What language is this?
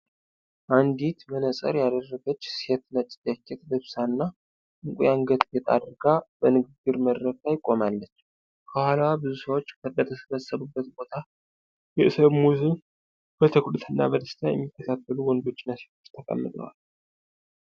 Amharic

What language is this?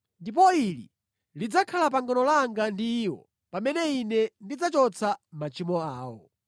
Nyanja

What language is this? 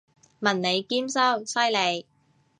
Cantonese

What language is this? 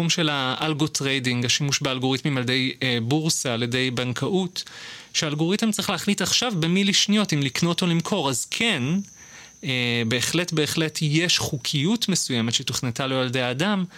Hebrew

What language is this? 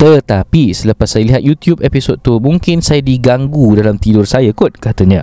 Malay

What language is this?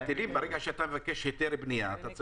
Hebrew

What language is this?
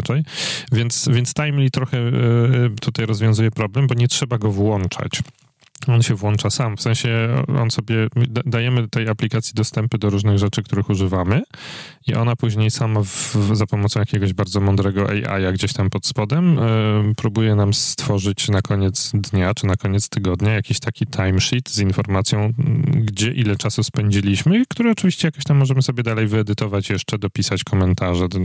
Polish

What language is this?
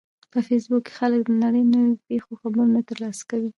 Pashto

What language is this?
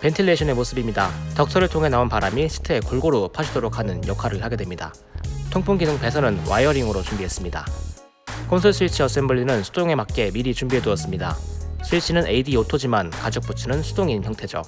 Korean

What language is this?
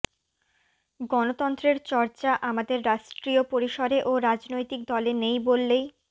Bangla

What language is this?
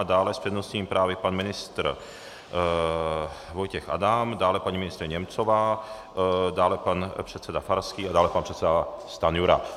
Czech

